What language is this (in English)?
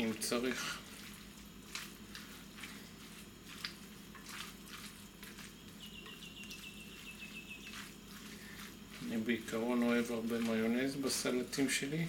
Hebrew